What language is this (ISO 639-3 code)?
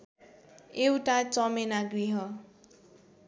nep